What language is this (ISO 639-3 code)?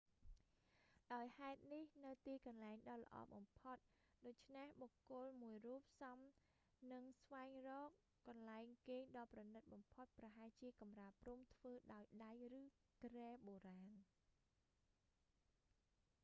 khm